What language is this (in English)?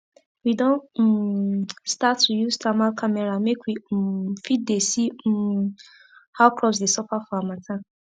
Nigerian Pidgin